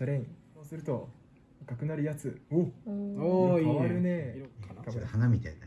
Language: Japanese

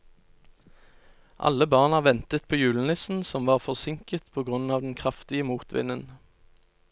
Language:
Norwegian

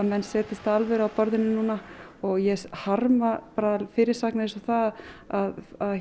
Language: Icelandic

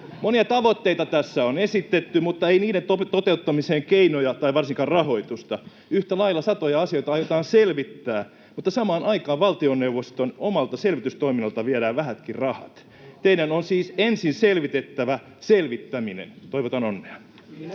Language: Finnish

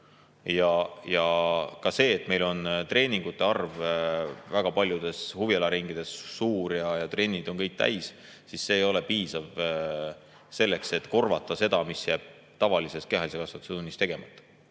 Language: Estonian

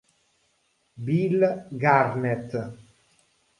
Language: Italian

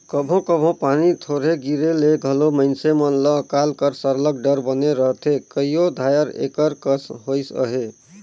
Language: Chhattisgarhi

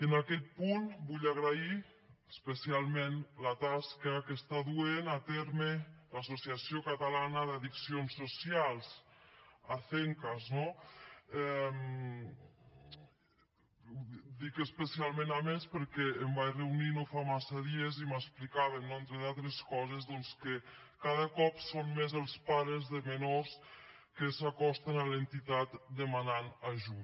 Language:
Catalan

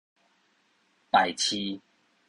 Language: Min Nan Chinese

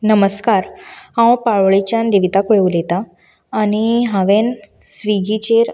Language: Konkani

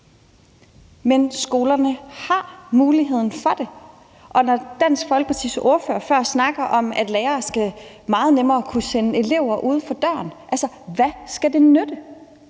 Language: Danish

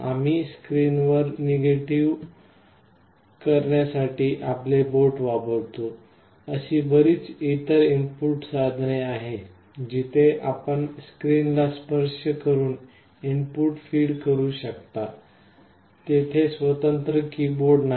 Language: Marathi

